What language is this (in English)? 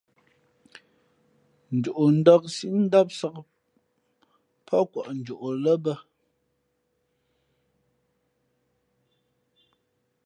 Fe'fe'